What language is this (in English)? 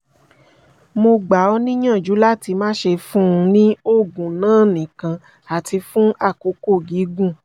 Yoruba